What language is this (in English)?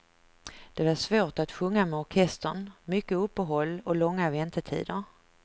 Swedish